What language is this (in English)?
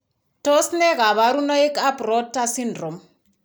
Kalenjin